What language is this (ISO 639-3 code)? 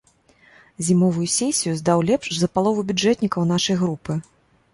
bel